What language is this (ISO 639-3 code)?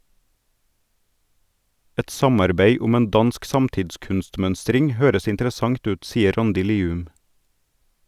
nor